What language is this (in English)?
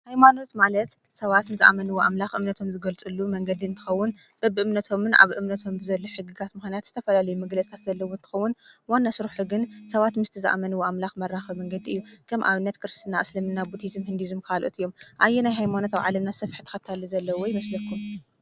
Tigrinya